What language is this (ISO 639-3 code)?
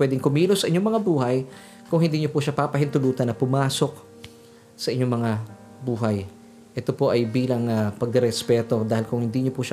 fil